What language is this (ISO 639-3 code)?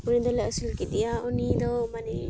sat